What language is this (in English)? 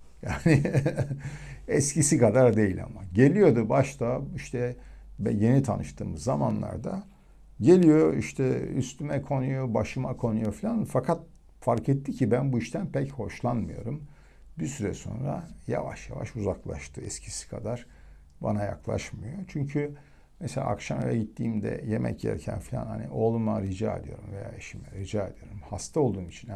Turkish